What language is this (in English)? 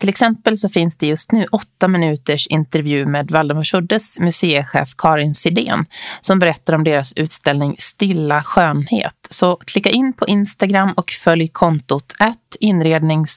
Swedish